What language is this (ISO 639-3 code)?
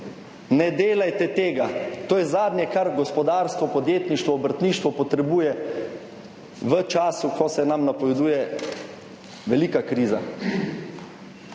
slv